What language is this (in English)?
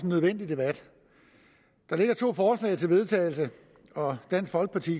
Danish